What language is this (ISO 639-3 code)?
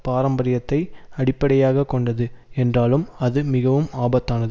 tam